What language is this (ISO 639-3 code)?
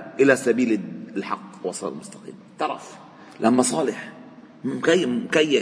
ara